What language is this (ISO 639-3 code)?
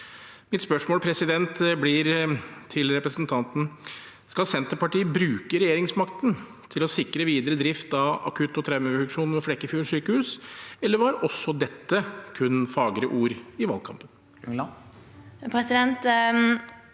nor